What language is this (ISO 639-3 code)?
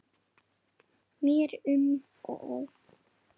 isl